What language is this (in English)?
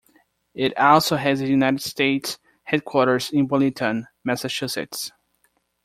English